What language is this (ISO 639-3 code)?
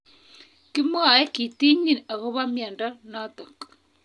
kln